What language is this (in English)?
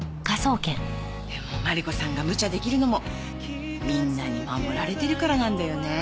Japanese